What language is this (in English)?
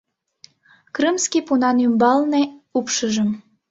Mari